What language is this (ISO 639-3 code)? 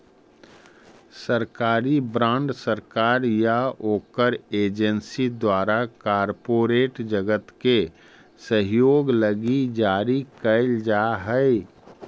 mag